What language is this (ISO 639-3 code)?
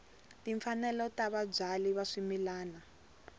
tso